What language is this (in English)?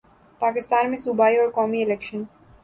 Urdu